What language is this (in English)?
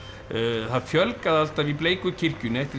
Icelandic